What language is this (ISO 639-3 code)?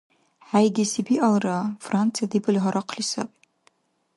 dar